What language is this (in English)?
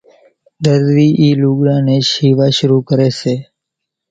Kachi Koli